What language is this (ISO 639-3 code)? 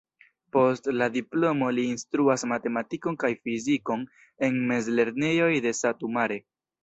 epo